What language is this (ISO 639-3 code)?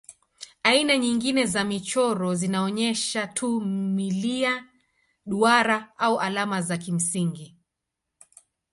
swa